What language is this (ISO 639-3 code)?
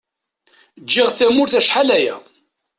kab